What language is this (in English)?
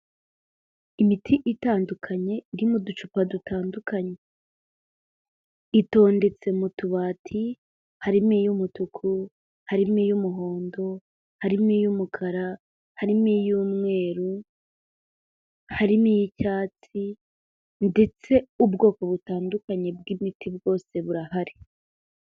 Kinyarwanda